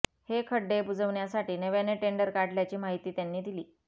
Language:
Marathi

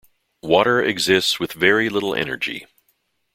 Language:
English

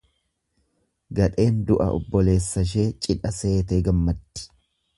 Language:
Oromo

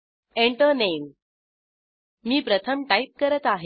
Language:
Marathi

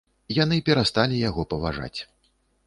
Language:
Belarusian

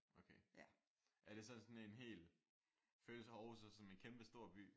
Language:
Danish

